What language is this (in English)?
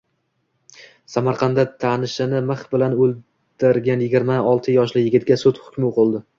Uzbek